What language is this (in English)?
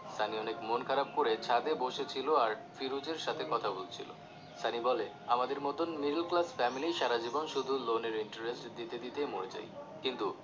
Bangla